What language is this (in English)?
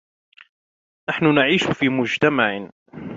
Arabic